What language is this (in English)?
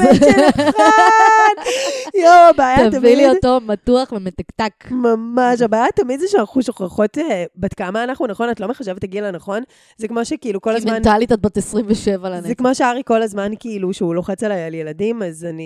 Hebrew